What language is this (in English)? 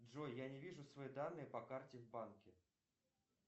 Russian